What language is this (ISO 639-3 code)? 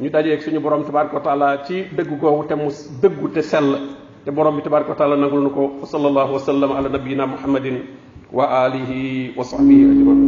ara